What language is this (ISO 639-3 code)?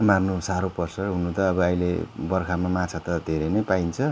nep